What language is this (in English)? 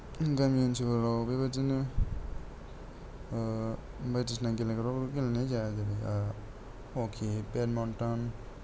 Bodo